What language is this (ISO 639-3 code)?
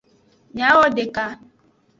ajg